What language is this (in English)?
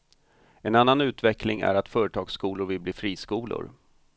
Swedish